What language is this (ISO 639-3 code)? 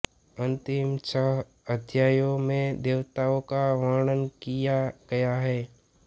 hin